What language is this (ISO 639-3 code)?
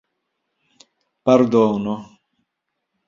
epo